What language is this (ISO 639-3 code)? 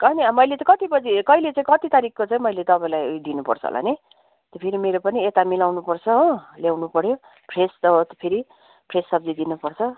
nep